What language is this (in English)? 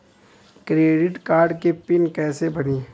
Bhojpuri